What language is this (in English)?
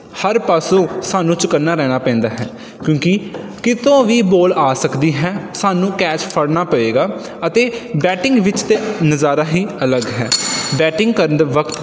Punjabi